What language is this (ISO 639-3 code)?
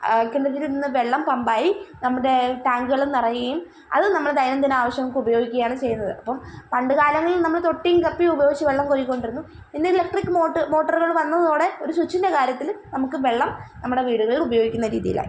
mal